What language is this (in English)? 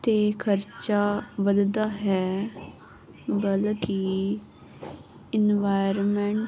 Punjabi